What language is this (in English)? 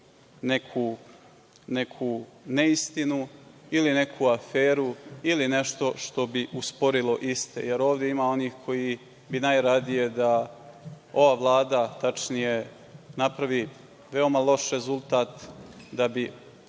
Serbian